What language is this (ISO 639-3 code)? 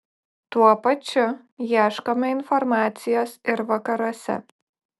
lit